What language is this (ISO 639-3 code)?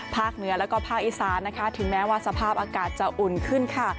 tha